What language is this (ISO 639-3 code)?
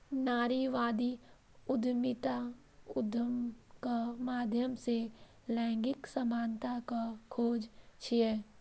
mai